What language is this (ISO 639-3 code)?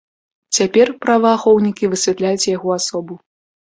bel